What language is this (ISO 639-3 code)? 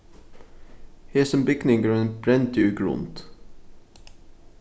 fao